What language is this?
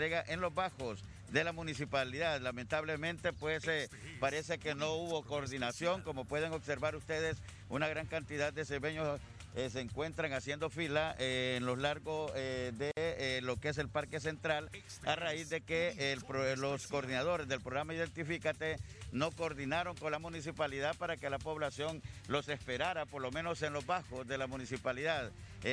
Spanish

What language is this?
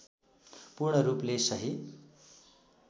Nepali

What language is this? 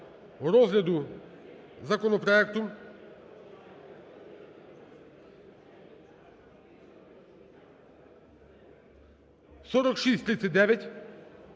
Ukrainian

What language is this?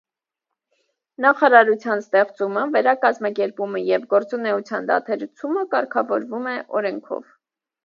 Armenian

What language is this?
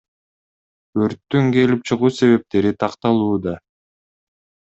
Kyrgyz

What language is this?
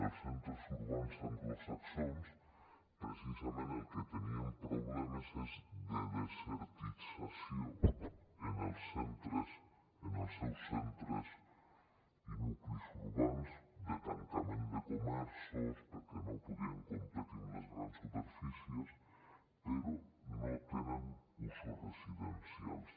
Catalan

